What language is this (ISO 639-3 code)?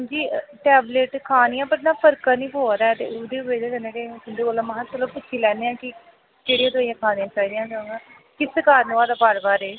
doi